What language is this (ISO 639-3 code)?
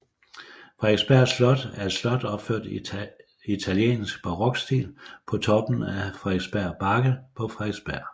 dan